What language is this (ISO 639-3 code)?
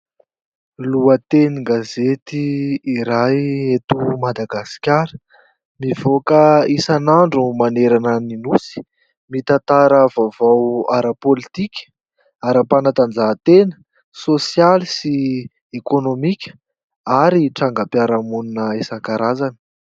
mlg